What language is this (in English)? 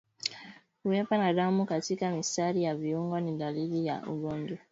Swahili